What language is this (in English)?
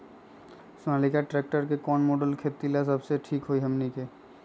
Magahi